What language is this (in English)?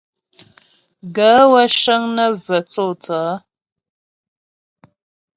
Ghomala